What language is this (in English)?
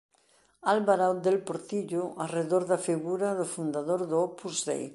Galician